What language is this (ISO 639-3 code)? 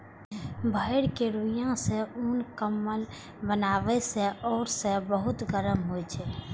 mai